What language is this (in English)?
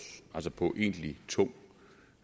Danish